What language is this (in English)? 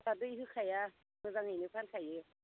Bodo